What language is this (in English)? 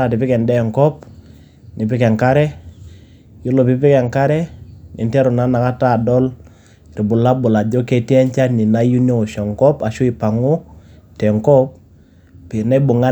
Masai